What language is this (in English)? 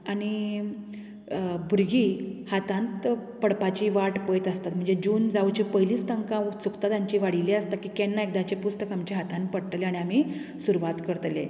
Konkani